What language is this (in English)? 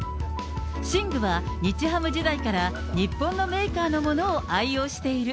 Japanese